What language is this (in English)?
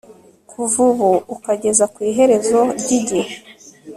Kinyarwanda